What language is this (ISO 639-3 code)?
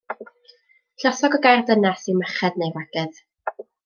cym